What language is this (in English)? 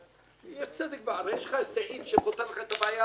Hebrew